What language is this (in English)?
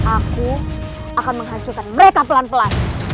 Indonesian